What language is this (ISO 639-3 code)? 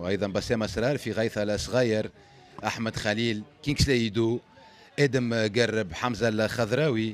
ara